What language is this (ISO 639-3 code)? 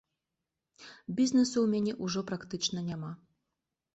bel